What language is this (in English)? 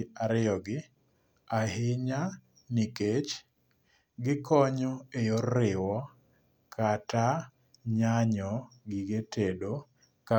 Luo (Kenya and Tanzania)